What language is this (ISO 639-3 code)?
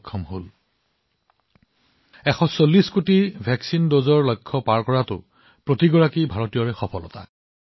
asm